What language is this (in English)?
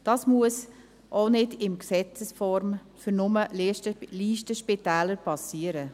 Swiss German